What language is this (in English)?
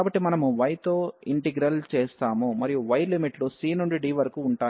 Telugu